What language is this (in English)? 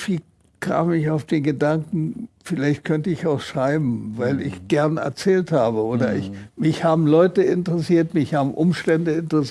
German